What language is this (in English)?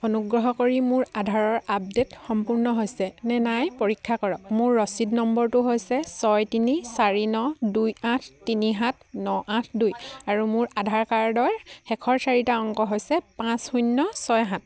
Assamese